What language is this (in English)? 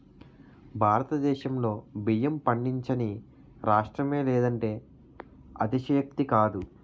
Telugu